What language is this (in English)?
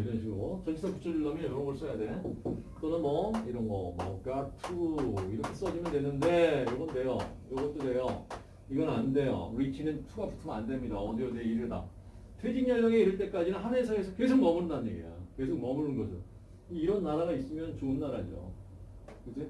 Korean